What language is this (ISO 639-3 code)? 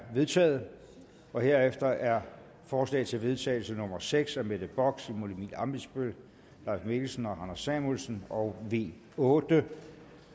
dan